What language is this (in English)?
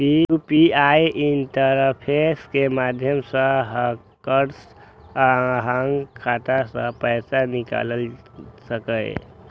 Maithili